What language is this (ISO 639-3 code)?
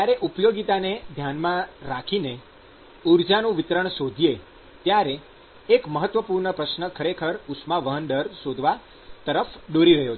guj